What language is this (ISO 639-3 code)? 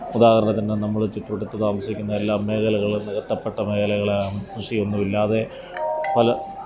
mal